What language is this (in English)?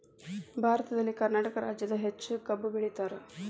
Kannada